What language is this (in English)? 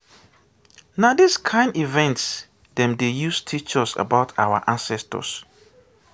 Nigerian Pidgin